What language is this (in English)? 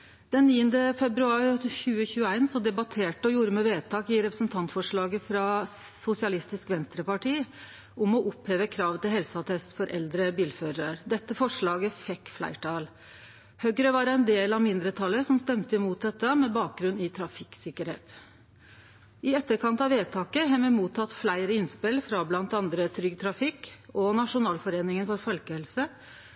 Norwegian Nynorsk